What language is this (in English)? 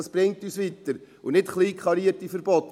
Swiss German